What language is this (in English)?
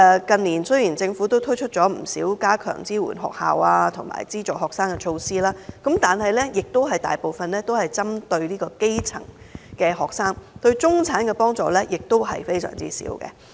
Cantonese